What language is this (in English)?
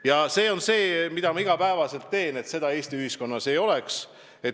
Estonian